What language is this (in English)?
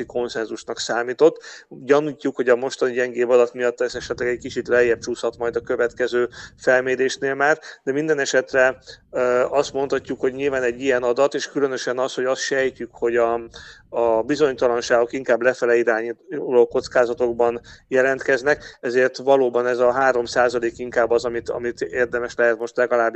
Hungarian